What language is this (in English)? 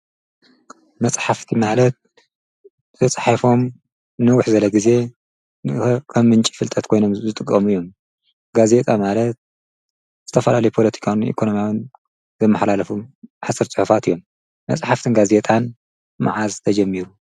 Tigrinya